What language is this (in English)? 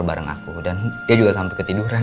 Indonesian